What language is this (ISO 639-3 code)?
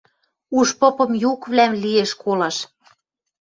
mrj